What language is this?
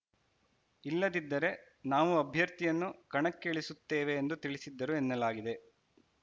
Kannada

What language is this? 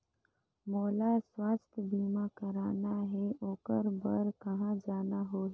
Chhattisgarhi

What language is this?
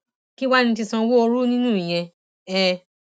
Yoruba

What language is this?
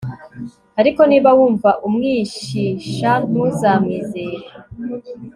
Kinyarwanda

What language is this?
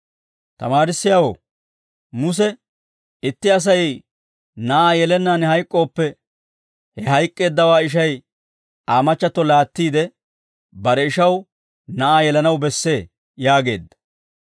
Dawro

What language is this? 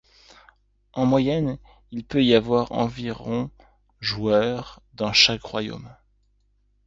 French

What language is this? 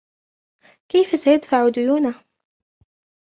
Arabic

